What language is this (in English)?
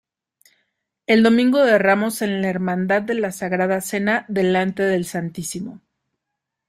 Spanish